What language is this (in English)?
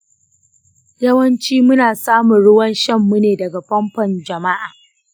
Hausa